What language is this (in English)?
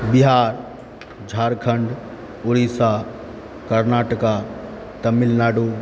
Maithili